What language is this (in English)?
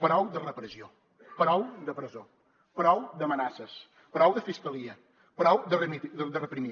Catalan